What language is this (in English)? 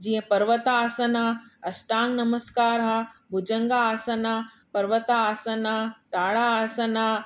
Sindhi